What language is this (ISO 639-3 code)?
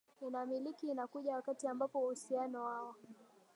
swa